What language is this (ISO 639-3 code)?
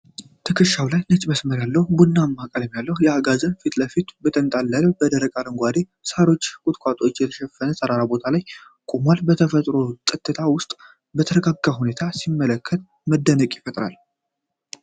amh